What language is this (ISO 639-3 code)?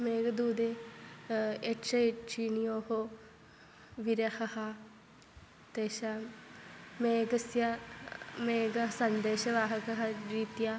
san